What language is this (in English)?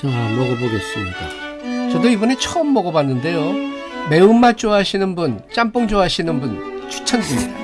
Korean